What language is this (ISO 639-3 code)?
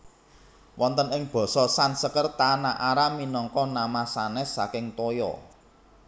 jav